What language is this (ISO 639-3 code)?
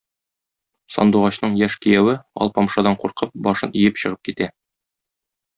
tat